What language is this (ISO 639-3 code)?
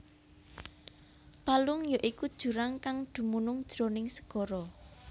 jav